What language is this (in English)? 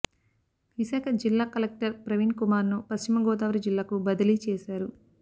Telugu